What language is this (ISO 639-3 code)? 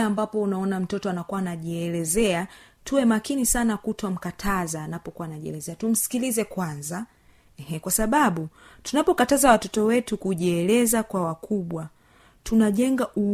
swa